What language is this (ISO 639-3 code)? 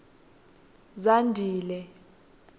ssw